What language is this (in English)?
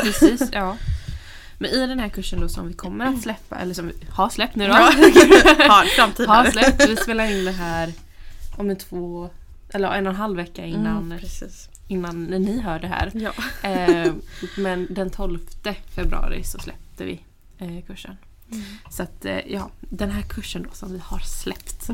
Swedish